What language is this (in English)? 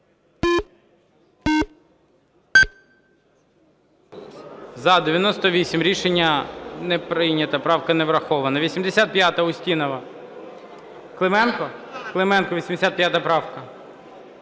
Ukrainian